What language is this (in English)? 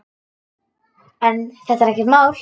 Icelandic